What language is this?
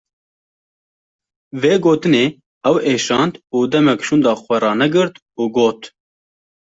Kurdish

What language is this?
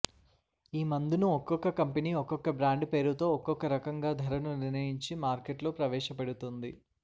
Telugu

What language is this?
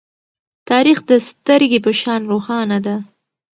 Pashto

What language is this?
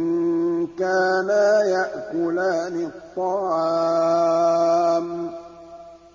Arabic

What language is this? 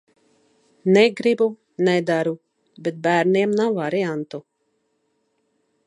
Latvian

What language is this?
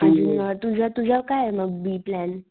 Marathi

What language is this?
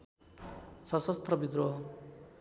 Nepali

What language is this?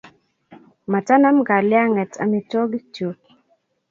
Kalenjin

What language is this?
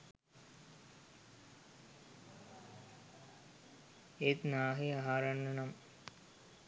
Sinhala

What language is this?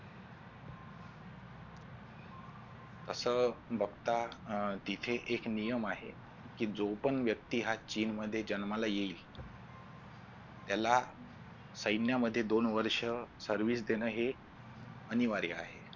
Marathi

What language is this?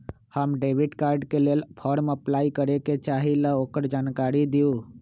Magahi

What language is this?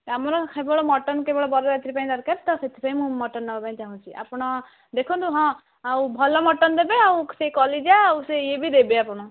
Odia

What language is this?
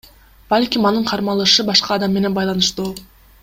Kyrgyz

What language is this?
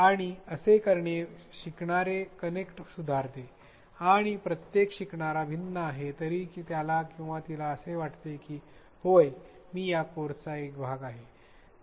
Marathi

